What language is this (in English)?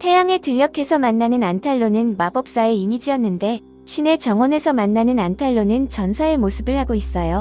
Korean